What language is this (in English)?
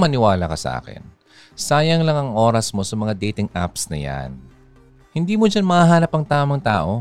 Filipino